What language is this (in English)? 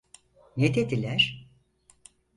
Turkish